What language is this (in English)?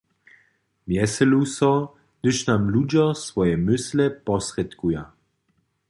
Upper Sorbian